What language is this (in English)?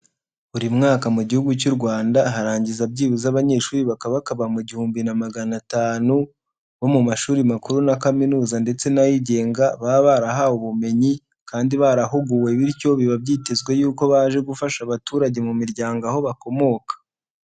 Kinyarwanda